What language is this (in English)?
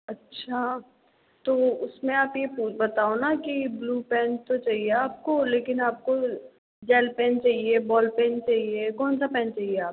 Hindi